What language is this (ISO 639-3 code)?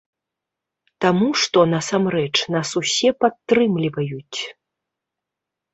bel